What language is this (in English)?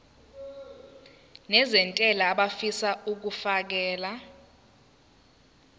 Zulu